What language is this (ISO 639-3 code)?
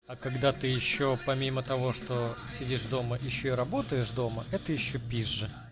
rus